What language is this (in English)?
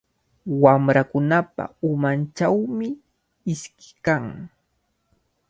Cajatambo North Lima Quechua